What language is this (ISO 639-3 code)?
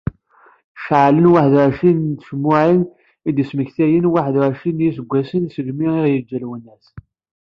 kab